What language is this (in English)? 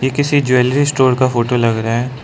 Hindi